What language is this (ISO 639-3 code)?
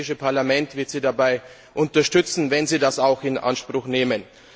deu